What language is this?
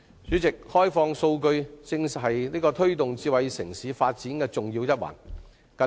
Cantonese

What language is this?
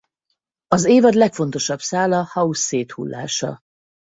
Hungarian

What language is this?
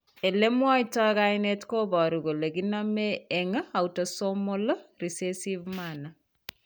Kalenjin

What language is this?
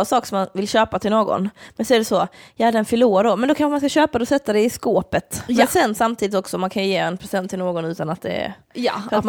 Swedish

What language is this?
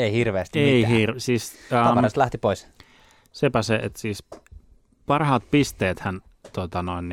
Finnish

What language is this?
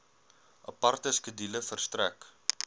Afrikaans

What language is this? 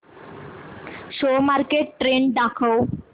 Marathi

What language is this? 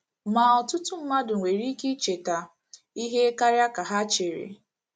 Igbo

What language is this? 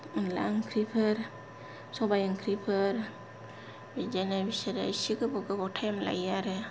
Bodo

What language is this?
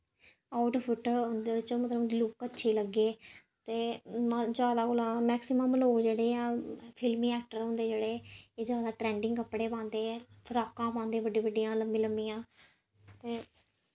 Dogri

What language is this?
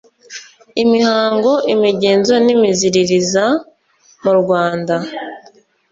Kinyarwanda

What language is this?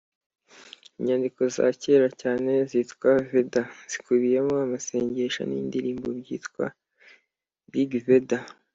Kinyarwanda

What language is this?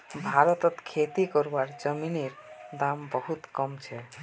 Magahi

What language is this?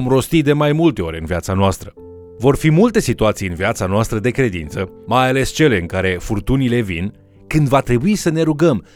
Romanian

